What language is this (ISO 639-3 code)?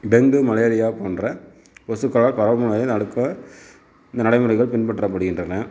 tam